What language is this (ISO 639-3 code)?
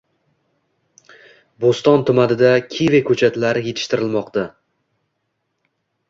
uzb